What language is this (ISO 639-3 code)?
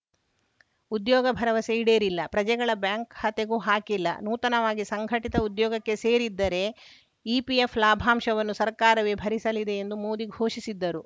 kan